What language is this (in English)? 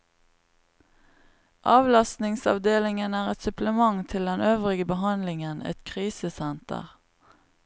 Norwegian